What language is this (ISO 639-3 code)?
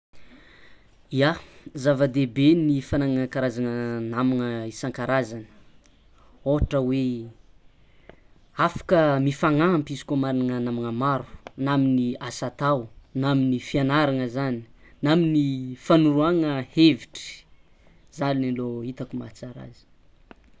xmw